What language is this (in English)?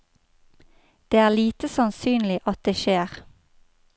Norwegian